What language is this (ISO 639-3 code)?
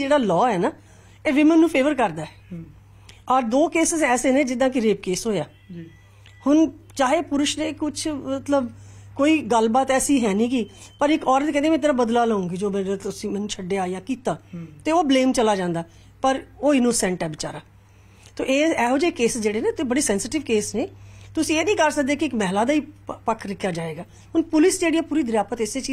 pan